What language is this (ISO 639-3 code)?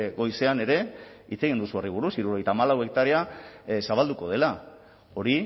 eus